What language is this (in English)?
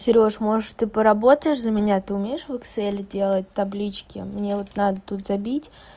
Russian